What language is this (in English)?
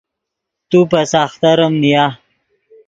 Yidgha